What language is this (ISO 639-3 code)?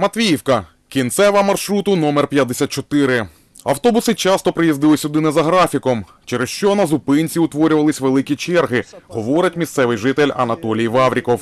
ukr